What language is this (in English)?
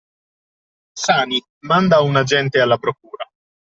Italian